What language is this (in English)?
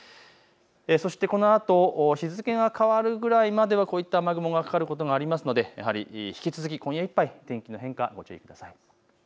Japanese